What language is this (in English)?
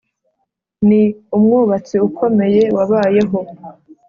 Kinyarwanda